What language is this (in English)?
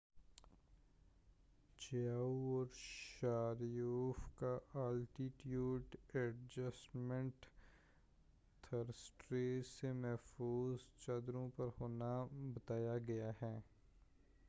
Urdu